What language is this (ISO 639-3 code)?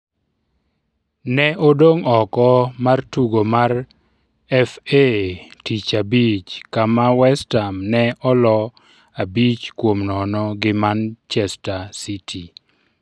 luo